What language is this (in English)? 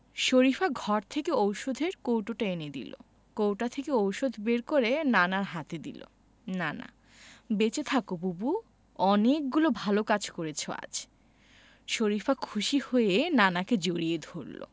Bangla